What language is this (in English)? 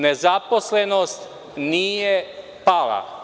Serbian